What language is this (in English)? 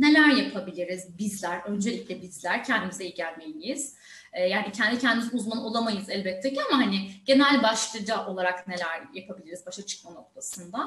Turkish